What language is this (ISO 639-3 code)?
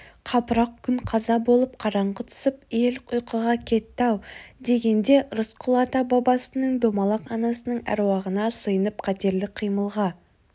kaz